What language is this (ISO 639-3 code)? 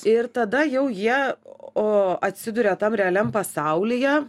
lit